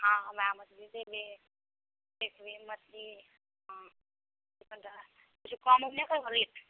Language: Maithili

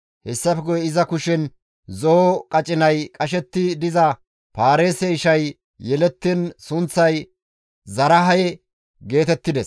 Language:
Gamo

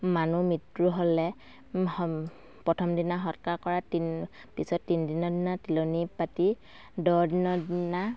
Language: Assamese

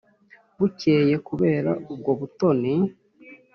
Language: Kinyarwanda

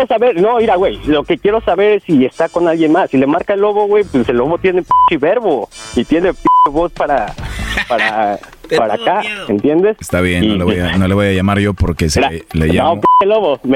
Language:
Spanish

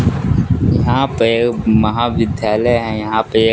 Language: Hindi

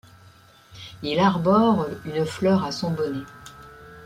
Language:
French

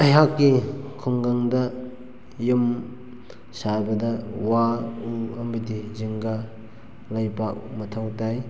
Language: Manipuri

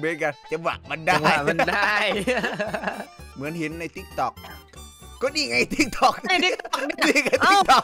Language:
Thai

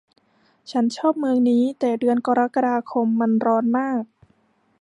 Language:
Thai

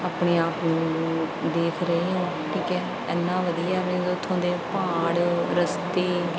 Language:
Punjabi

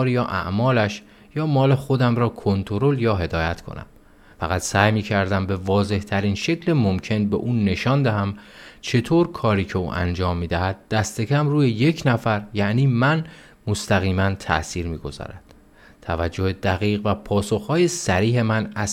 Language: Persian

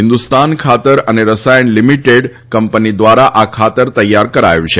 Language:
Gujarati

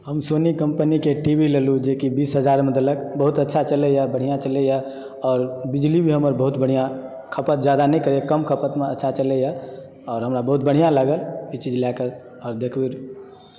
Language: Maithili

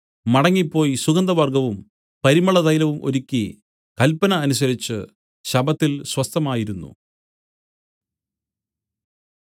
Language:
Malayalam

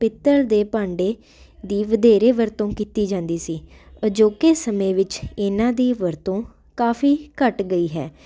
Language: Punjabi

